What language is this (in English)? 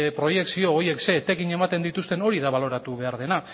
Basque